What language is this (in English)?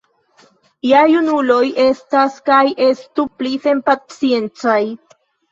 Esperanto